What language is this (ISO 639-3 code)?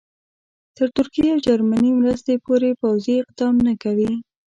pus